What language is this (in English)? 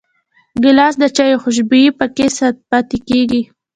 Pashto